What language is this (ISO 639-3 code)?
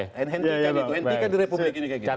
ind